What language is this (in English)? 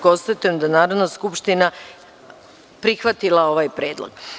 Serbian